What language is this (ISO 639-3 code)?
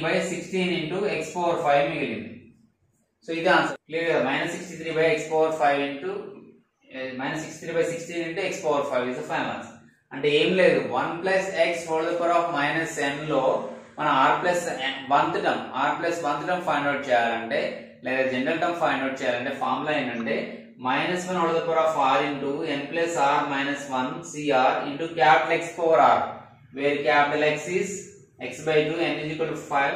hin